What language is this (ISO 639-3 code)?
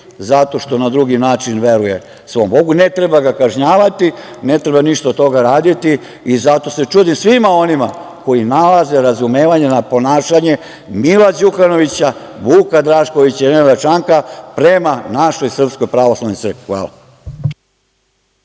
srp